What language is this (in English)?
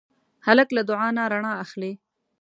Pashto